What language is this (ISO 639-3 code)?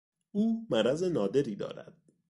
fas